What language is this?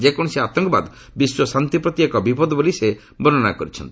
Odia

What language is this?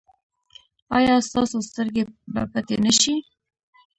Pashto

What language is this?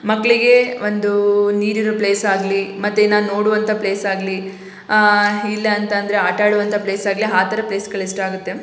Kannada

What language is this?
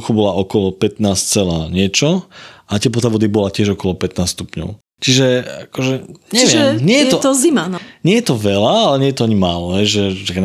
Slovak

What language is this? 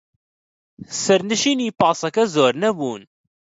Central Kurdish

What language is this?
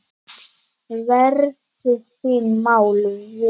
Icelandic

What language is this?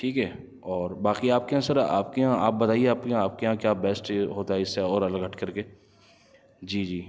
Urdu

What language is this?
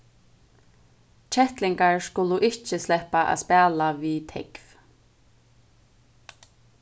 Faroese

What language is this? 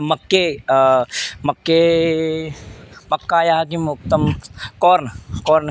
Sanskrit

